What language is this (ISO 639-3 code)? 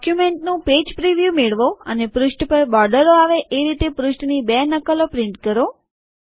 guj